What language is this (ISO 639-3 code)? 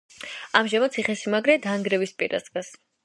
kat